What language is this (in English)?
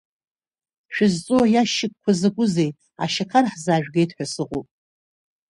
Abkhazian